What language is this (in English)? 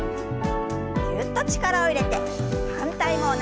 Japanese